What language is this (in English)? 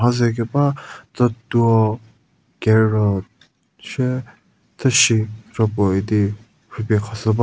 Angami Naga